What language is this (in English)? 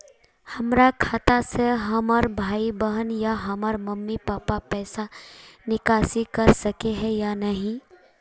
Magahi